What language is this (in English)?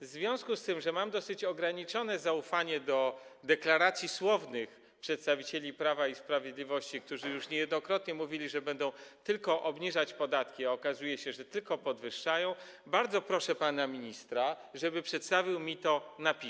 Polish